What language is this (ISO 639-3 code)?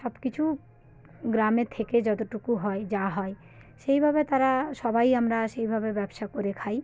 ben